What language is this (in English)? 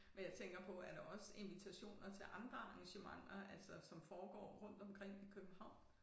Danish